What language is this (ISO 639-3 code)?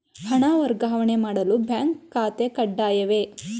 kan